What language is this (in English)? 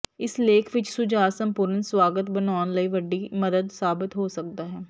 Punjabi